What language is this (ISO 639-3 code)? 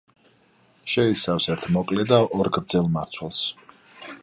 kat